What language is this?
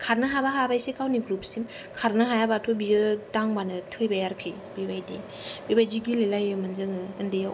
Bodo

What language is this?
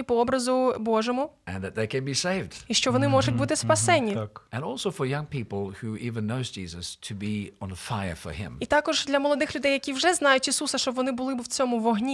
Ukrainian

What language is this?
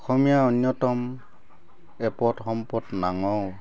Assamese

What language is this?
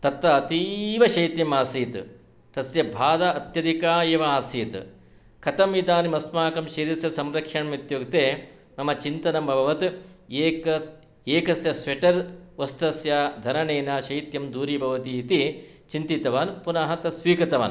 Sanskrit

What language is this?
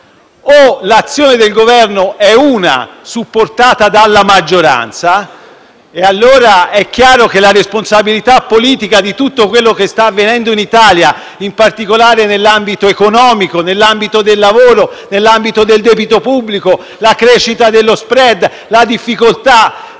Italian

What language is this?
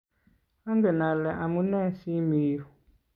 Kalenjin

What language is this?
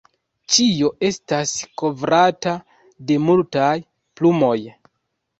Esperanto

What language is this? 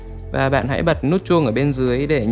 Vietnamese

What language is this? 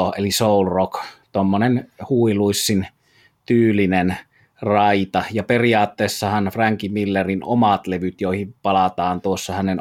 Finnish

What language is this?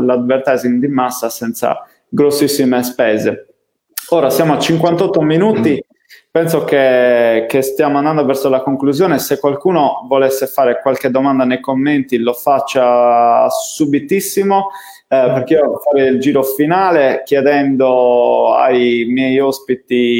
Italian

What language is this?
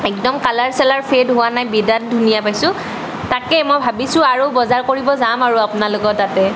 Assamese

